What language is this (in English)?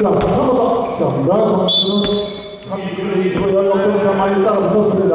Korean